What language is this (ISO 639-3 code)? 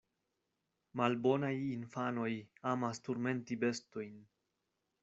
epo